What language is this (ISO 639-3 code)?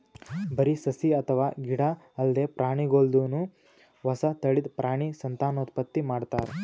kan